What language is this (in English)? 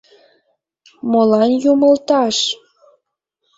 Mari